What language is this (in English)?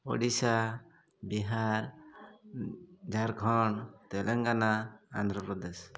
Odia